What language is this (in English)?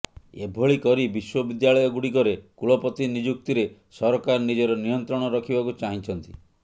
Odia